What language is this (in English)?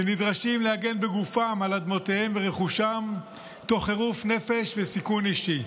Hebrew